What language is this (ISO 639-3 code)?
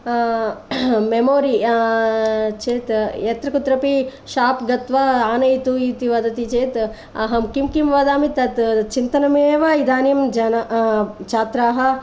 san